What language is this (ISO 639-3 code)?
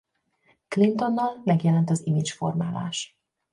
hun